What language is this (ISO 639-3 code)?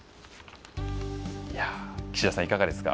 jpn